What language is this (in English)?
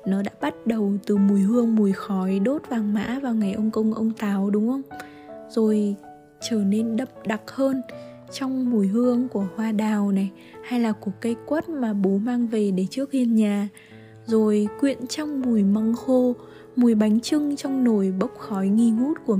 Vietnamese